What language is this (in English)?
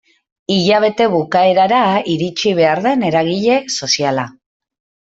Basque